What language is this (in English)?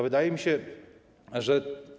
Polish